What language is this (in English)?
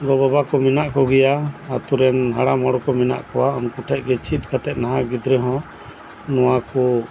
Santali